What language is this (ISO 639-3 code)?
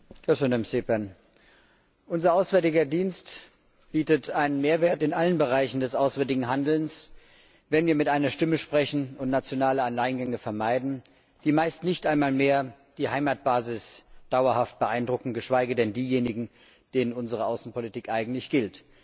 deu